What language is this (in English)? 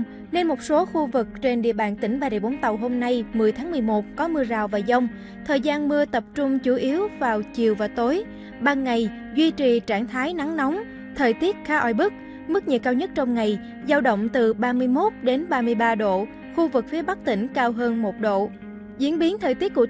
Vietnamese